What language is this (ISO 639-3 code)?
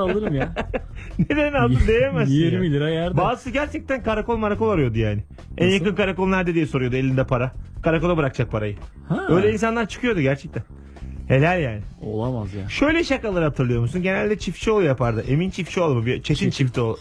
tur